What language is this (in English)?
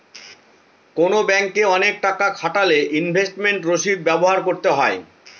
Bangla